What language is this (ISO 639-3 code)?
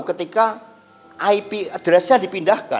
ind